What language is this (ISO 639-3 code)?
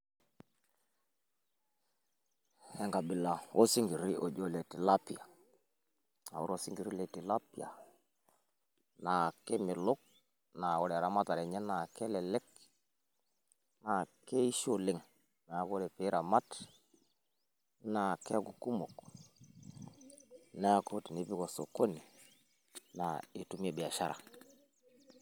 mas